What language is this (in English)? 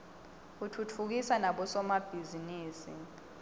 Swati